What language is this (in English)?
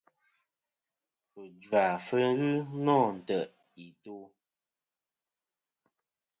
Kom